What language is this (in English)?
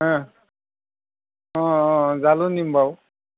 Assamese